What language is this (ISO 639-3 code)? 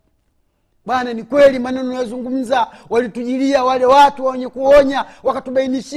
swa